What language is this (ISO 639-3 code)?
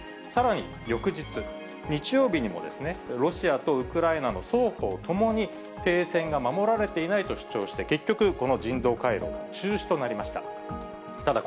jpn